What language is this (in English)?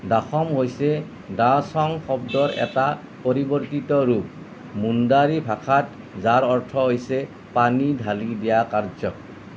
Assamese